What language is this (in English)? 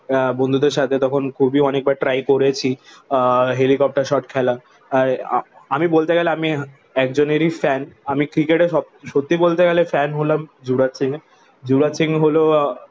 Bangla